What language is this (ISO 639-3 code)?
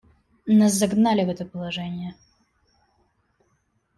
rus